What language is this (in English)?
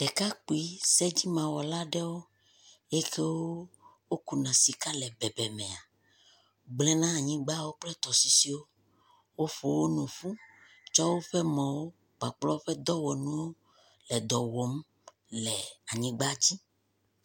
Ewe